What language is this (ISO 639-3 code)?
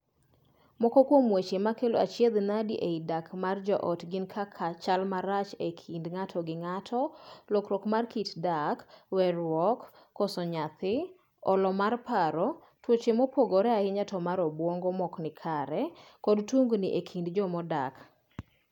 luo